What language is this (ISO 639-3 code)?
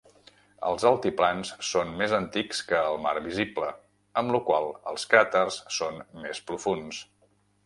cat